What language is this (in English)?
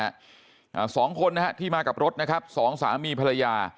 Thai